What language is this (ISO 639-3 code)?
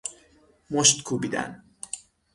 fas